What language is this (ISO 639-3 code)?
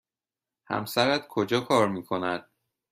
fas